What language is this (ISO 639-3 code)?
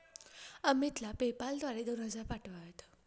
mar